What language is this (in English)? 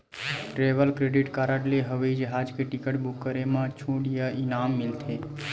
Chhattisgarhi